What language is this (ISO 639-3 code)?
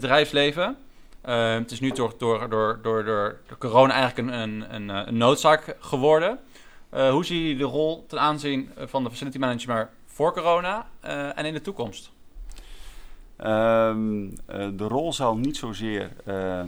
nld